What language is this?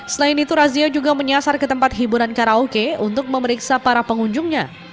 Indonesian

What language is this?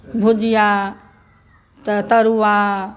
Maithili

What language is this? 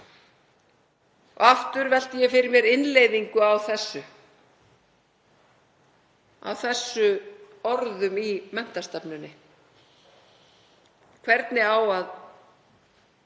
Icelandic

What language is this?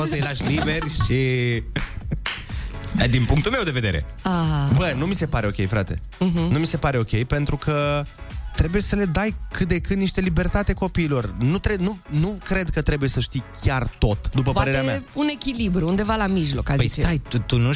Romanian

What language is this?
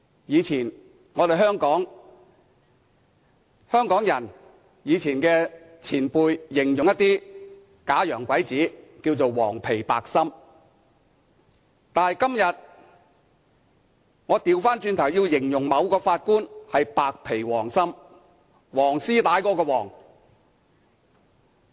Cantonese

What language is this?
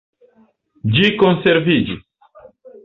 Esperanto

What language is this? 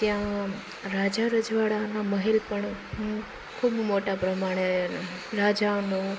Gujarati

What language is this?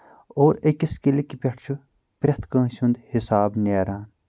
Kashmiri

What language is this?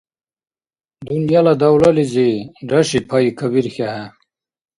Dargwa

